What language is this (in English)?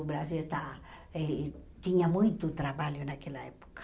Portuguese